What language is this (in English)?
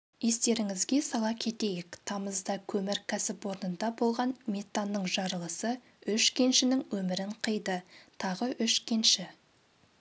Kazakh